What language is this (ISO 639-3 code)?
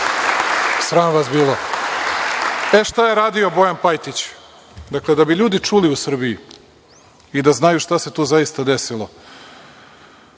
srp